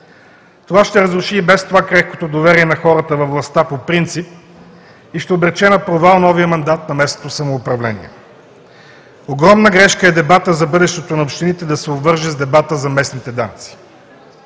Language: Bulgarian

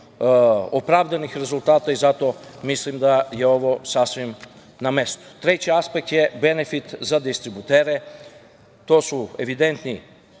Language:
Serbian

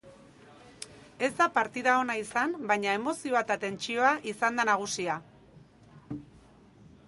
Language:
Basque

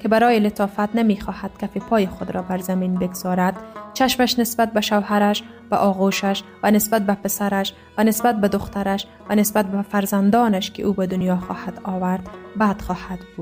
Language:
Persian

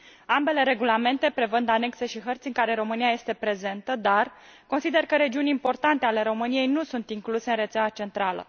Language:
Romanian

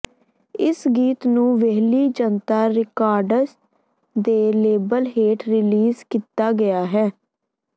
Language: Punjabi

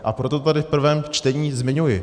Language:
Czech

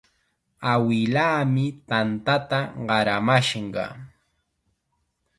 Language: Chiquián Ancash Quechua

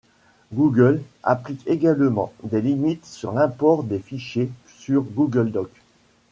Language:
French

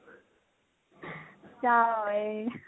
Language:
Punjabi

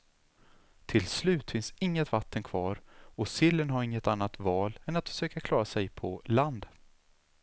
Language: Swedish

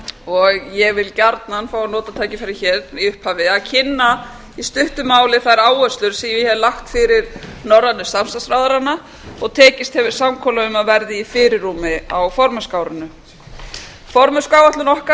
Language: Icelandic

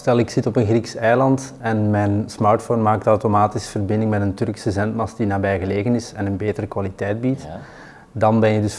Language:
Dutch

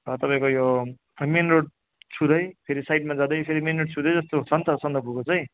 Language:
Nepali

